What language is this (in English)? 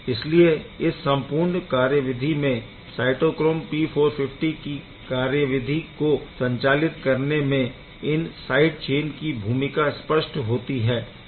Hindi